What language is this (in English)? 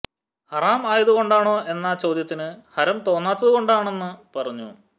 Malayalam